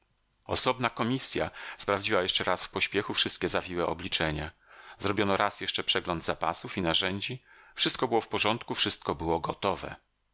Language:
Polish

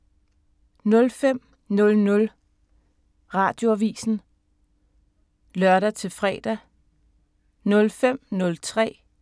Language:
Danish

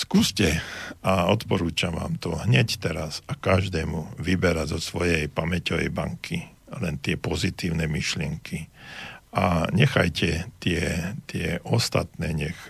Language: Slovak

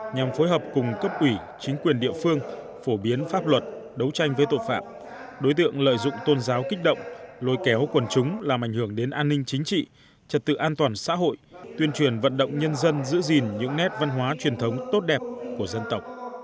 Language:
Vietnamese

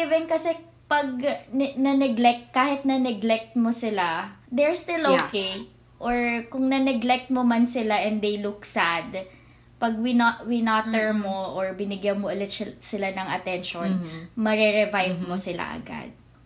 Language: Filipino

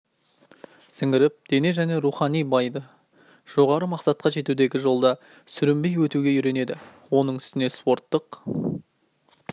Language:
Kazakh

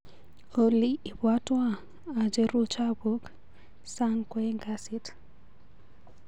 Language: Kalenjin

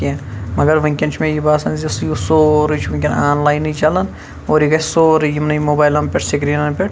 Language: Kashmiri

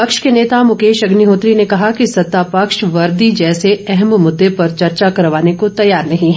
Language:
Hindi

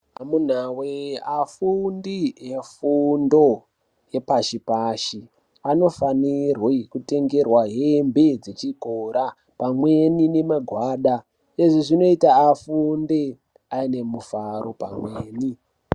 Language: Ndau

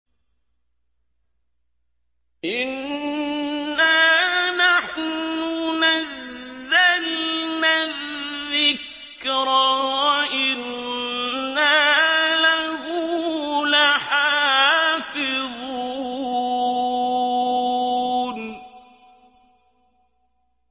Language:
Arabic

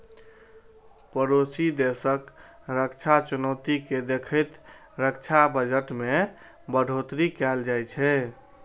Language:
Maithili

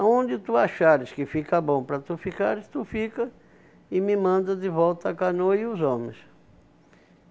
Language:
Portuguese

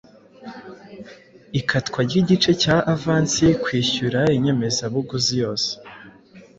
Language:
Kinyarwanda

